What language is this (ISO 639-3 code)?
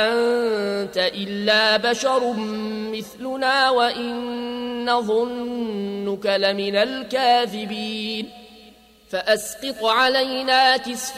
ara